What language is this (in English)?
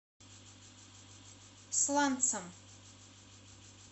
Russian